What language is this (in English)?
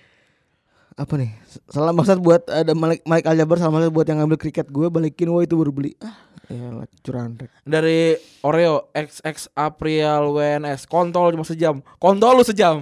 Indonesian